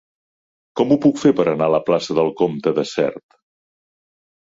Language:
Catalan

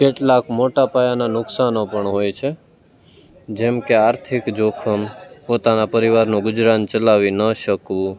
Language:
Gujarati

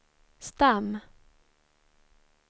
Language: Swedish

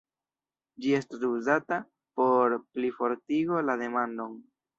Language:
Esperanto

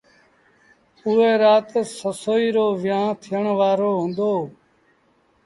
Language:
Sindhi Bhil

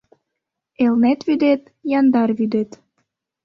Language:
Mari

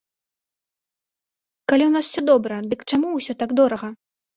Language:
Belarusian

